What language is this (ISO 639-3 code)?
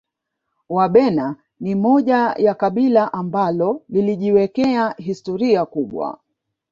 swa